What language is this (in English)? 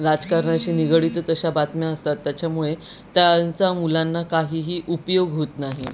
Marathi